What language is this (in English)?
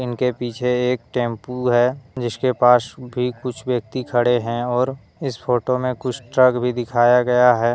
Hindi